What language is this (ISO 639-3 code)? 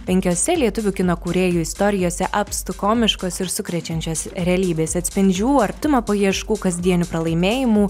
lit